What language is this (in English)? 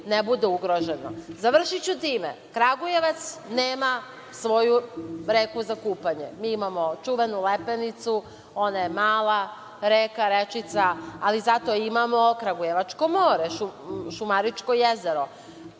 Serbian